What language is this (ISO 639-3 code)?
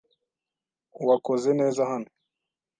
kin